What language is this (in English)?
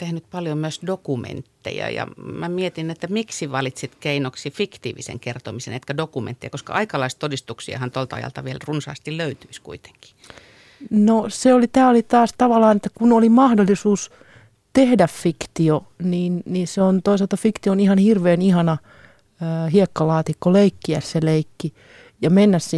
Finnish